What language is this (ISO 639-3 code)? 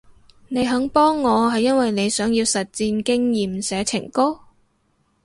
yue